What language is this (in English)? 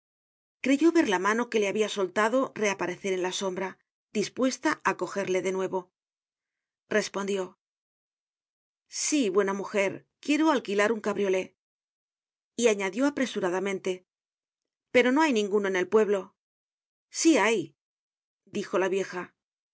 Spanish